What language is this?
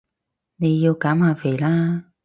Cantonese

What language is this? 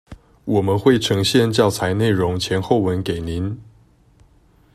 Chinese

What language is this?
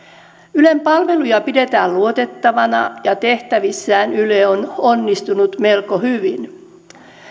Finnish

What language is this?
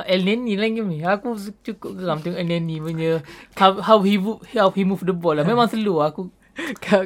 Malay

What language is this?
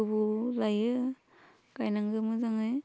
Bodo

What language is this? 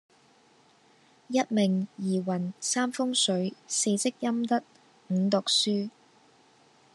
Cantonese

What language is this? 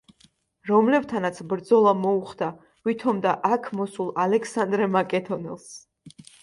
Georgian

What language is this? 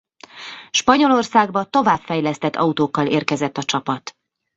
Hungarian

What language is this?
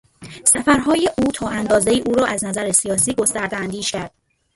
Persian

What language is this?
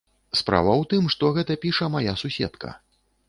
Belarusian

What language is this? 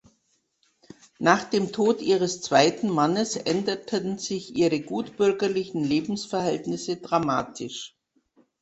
German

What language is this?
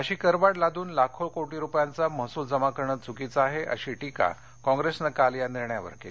Marathi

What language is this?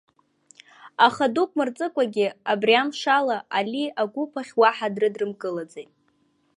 Abkhazian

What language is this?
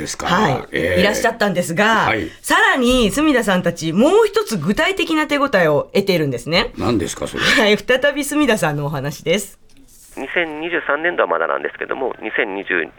Japanese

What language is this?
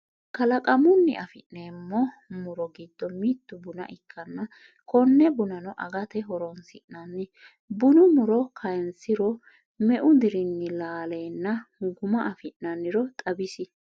Sidamo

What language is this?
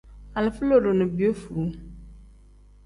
Tem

